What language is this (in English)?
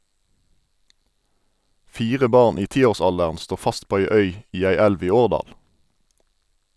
Norwegian